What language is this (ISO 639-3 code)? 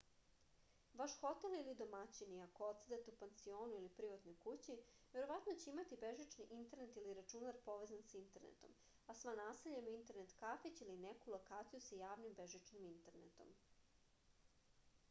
srp